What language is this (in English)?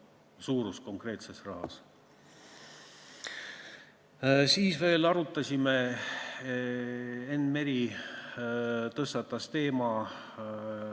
Estonian